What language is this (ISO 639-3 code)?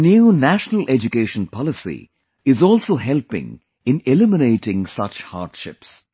eng